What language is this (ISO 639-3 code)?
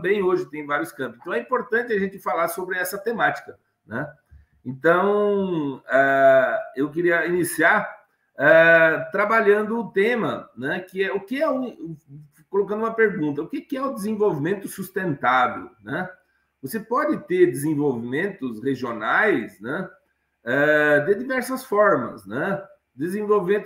por